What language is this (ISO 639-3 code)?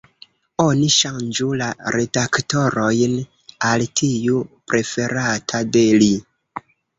epo